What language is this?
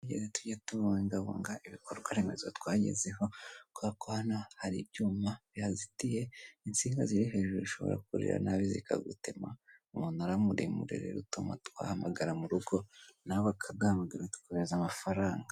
Kinyarwanda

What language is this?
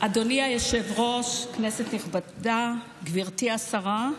Hebrew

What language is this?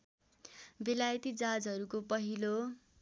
Nepali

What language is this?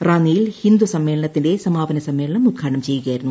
Malayalam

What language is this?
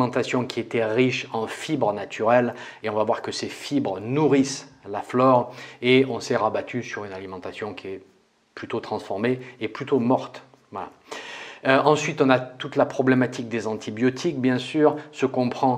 French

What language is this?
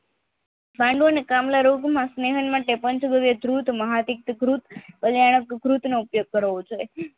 Gujarati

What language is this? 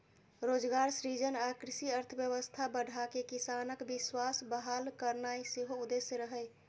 Maithili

